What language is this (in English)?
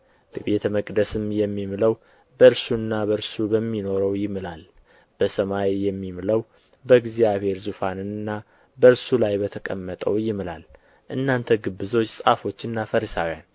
Amharic